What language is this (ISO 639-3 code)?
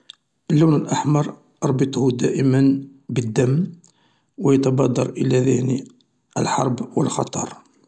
arq